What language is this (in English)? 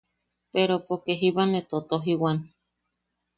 Yaqui